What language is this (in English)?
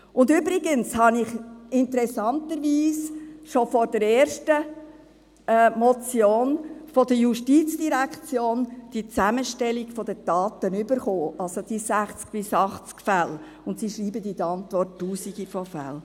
Swiss German